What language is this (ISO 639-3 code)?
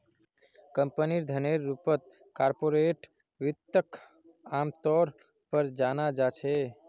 mag